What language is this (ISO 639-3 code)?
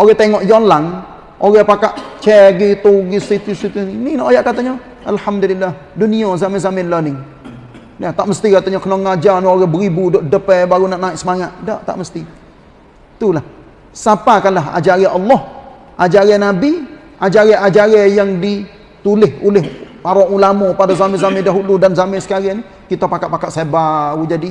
msa